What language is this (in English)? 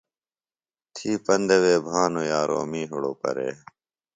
Phalura